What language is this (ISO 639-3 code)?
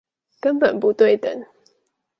zho